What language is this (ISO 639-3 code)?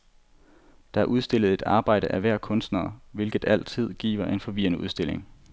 dan